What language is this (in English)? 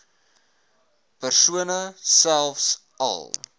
Afrikaans